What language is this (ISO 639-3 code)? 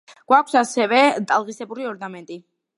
kat